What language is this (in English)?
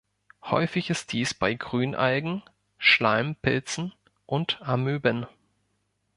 German